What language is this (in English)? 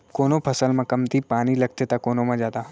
Chhattisgarhi